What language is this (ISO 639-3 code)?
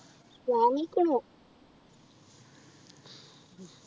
mal